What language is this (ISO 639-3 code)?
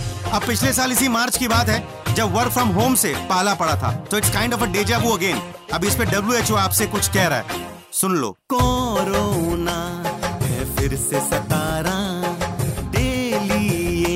pan